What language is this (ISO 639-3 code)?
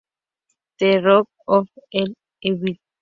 spa